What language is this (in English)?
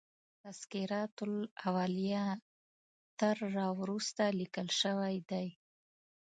Pashto